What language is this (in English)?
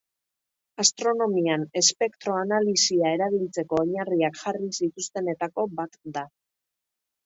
Basque